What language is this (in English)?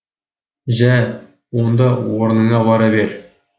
Kazakh